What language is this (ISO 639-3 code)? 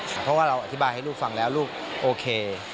tha